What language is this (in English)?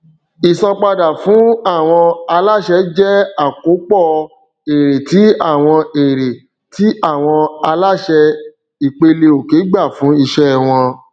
Yoruba